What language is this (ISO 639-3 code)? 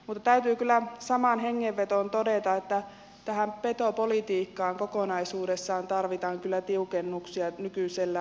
fin